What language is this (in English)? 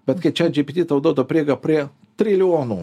Lithuanian